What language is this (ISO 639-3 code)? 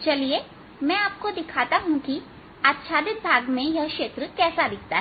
hin